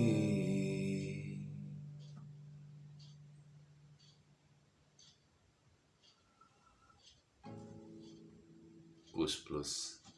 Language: Indonesian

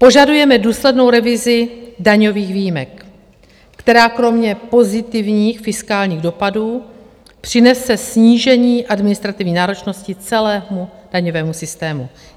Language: Czech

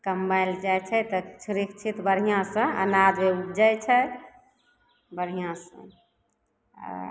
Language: Maithili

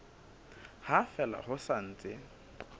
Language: Southern Sotho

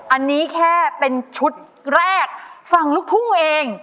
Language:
Thai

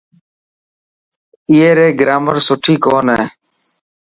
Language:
Dhatki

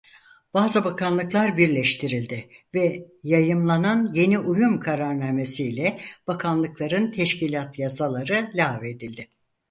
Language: Turkish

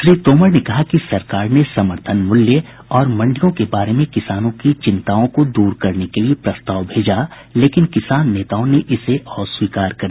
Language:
Hindi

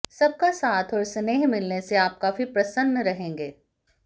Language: Hindi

